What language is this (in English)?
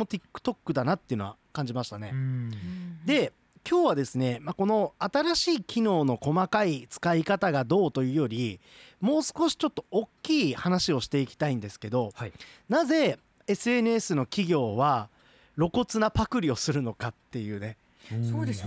Japanese